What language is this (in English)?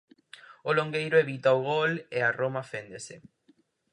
Galician